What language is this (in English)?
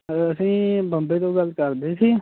Punjabi